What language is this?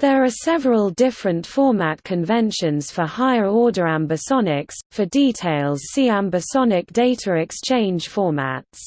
English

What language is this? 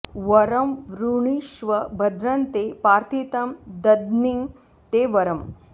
Sanskrit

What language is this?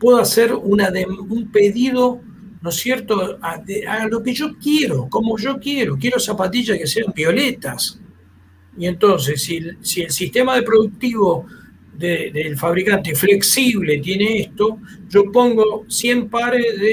Spanish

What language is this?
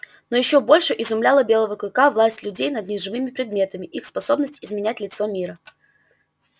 Russian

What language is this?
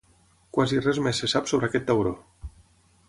Catalan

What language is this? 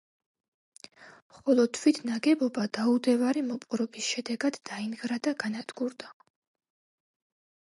Georgian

